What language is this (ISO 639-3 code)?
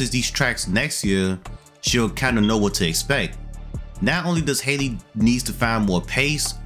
eng